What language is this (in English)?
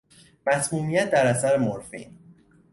Persian